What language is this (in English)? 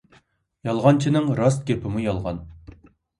Uyghur